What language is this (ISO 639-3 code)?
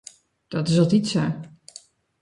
fry